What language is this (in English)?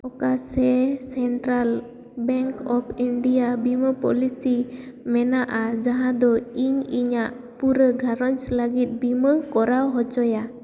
Santali